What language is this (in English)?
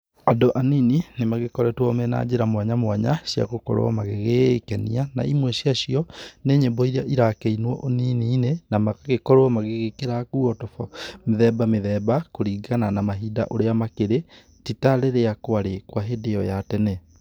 Kikuyu